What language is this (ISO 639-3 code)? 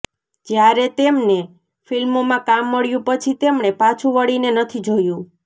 guj